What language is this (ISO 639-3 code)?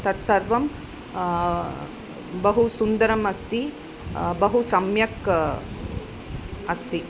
san